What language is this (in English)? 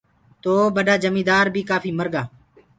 Gurgula